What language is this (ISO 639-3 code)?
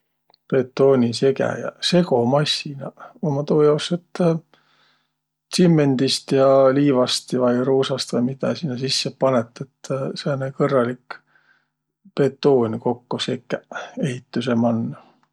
vro